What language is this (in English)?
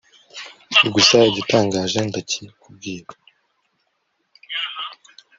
Kinyarwanda